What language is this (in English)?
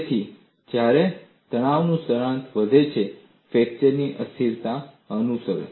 Gujarati